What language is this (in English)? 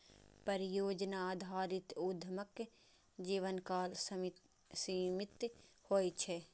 Maithili